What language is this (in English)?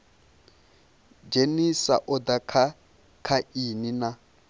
Venda